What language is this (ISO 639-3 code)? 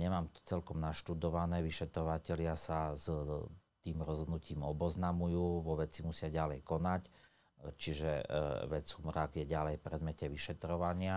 slk